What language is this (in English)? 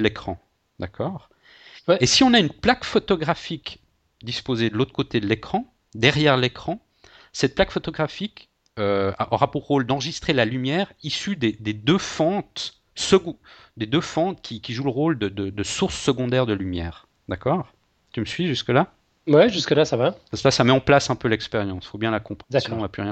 French